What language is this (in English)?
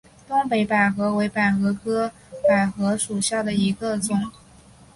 Chinese